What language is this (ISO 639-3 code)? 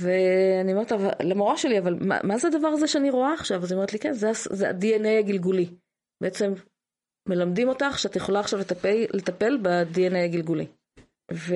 heb